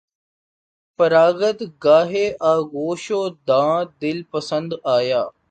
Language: Urdu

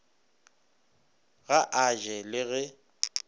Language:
Northern Sotho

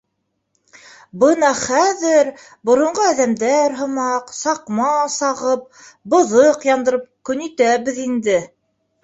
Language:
Bashkir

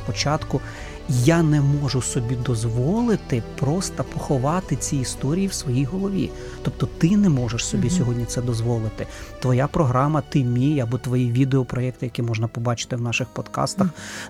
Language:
Ukrainian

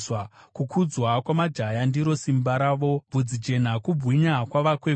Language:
Shona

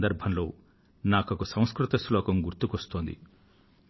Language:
Telugu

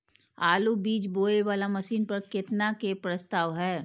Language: Maithili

